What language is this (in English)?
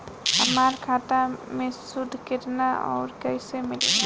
Bhojpuri